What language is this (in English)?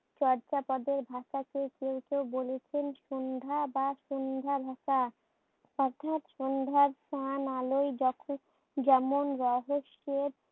Bangla